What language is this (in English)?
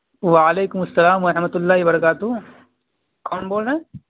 Urdu